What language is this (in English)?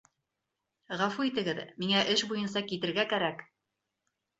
Bashkir